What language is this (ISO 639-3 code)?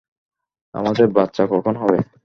ben